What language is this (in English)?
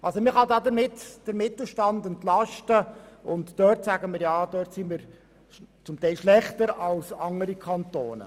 Swiss German